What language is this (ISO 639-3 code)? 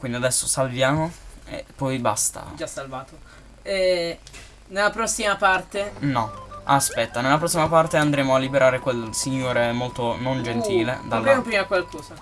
ita